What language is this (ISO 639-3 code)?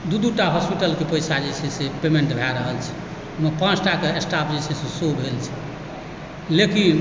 mai